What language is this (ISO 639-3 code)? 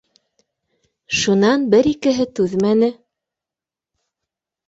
bak